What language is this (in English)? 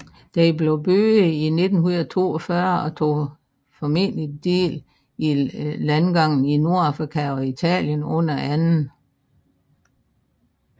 Danish